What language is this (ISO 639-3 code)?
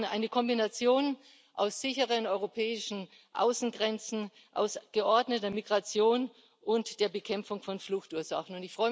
deu